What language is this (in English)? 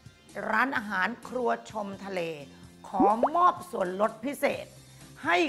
Thai